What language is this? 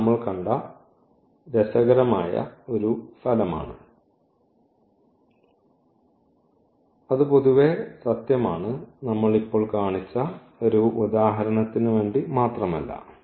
Malayalam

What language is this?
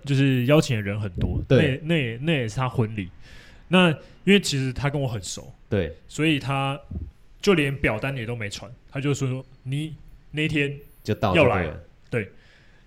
Chinese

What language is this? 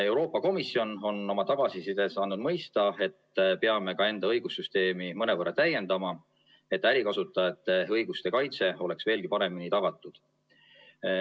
Estonian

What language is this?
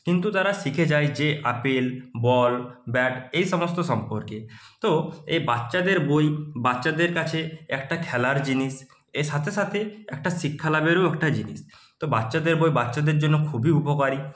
Bangla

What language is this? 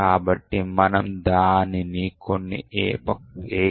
Telugu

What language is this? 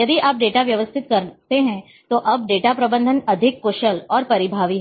Hindi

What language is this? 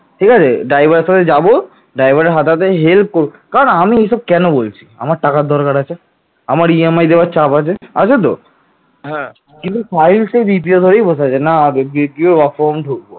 Bangla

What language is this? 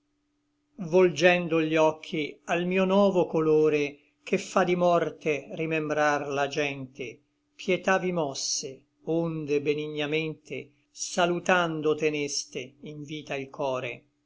Italian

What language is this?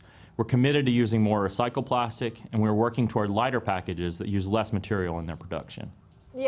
Indonesian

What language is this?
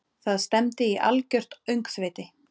Icelandic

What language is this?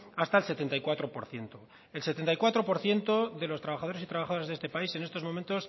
Spanish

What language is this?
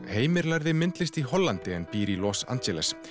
Icelandic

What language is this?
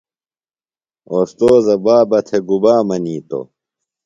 Phalura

